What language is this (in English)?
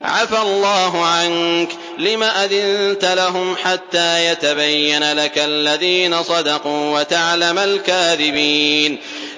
Arabic